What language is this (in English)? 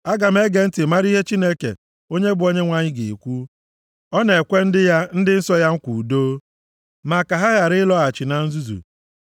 Igbo